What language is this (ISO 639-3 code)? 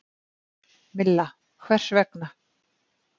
isl